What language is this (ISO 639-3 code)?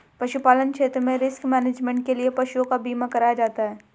hin